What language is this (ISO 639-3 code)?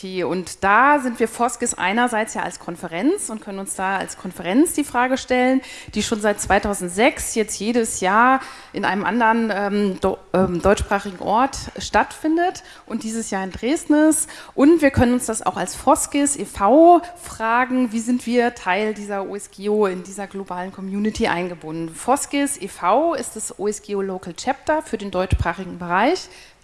deu